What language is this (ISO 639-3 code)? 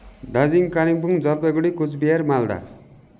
nep